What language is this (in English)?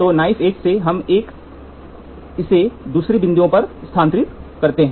Hindi